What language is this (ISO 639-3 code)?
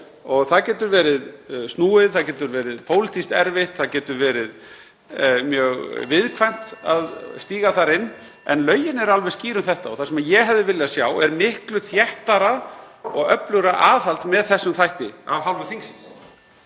isl